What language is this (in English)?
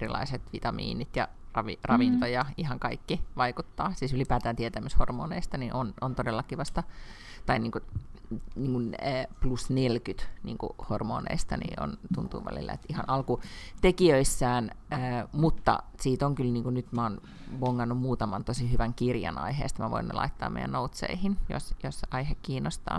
Finnish